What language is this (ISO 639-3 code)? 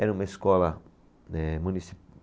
por